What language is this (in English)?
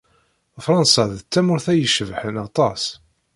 Kabyle